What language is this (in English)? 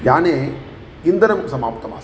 Sanskrit